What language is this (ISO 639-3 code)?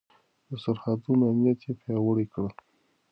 pus